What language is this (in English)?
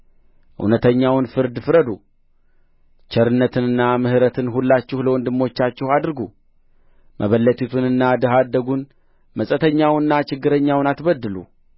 Amharic